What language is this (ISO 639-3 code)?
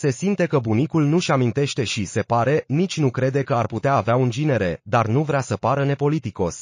ron